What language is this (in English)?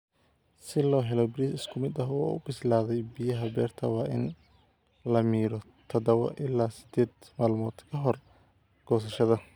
Somali